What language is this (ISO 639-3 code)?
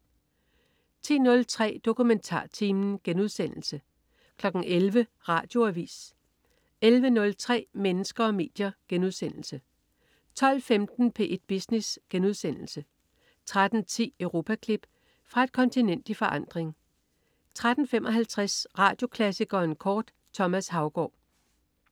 dan